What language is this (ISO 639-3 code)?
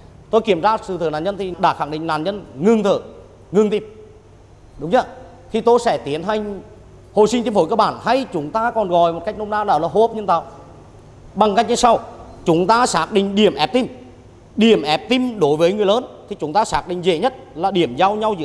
vie